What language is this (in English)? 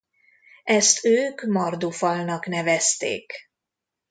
Hungarian